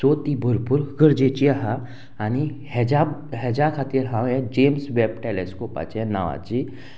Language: Konkani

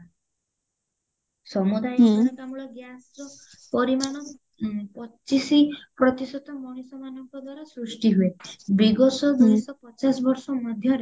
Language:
Odia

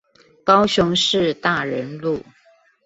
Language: Chinese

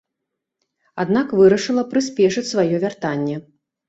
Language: Belarusian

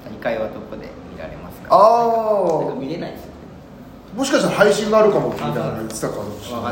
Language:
Japanese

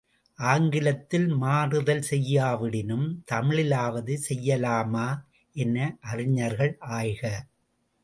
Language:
Tamil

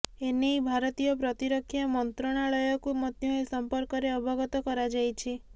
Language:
Odia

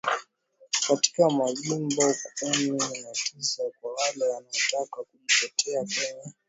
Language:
Swahili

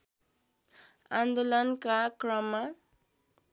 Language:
Nepali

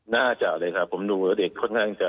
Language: Thai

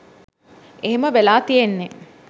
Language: Sinhala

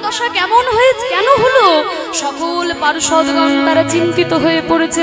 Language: Hindi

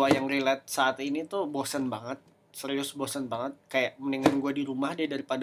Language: Indonesian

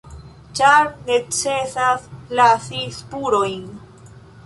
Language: Esperanto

